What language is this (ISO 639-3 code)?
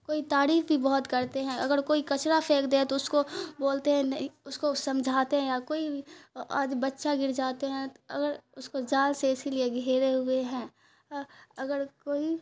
urd